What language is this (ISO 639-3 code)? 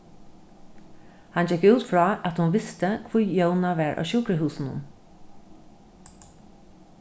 fao